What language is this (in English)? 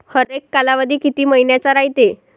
Marathi